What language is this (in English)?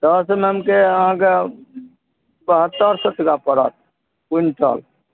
Maithili